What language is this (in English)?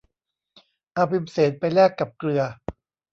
Thai